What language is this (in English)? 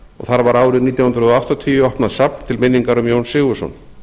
Icelandic